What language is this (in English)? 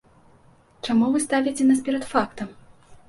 Belarusian